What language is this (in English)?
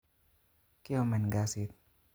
Kalenjin